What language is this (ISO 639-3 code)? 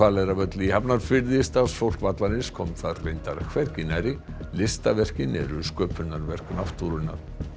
isl